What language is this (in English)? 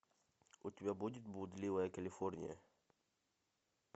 Russian